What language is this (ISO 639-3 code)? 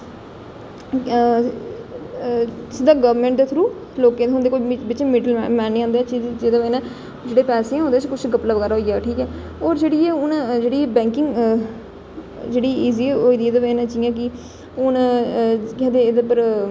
doi